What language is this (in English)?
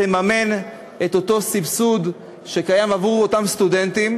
Hebrew